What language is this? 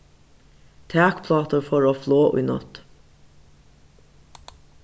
Faroese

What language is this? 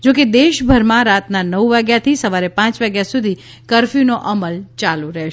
Gujarati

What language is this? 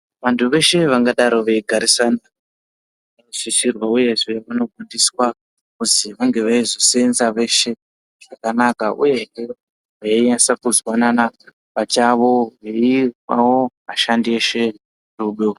Ndau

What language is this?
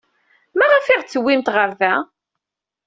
Kabyle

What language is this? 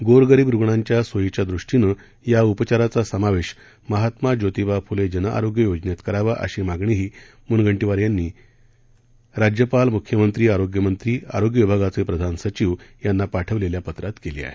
Marathi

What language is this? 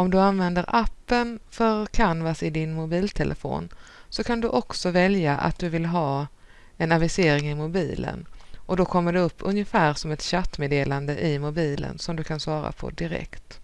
Swedish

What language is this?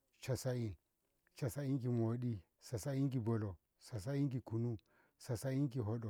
Ngamo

